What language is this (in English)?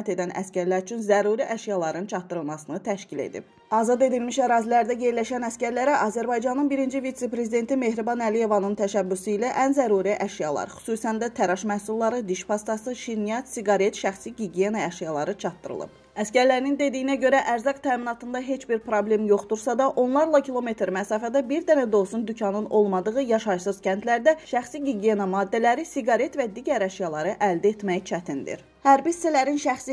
Turkish